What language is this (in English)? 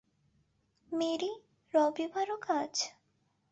Bangla